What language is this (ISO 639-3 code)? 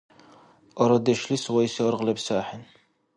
dar